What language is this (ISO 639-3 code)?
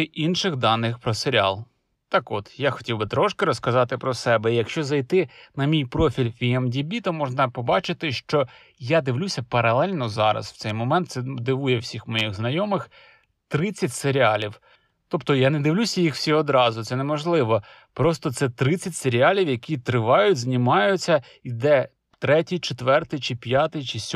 ukr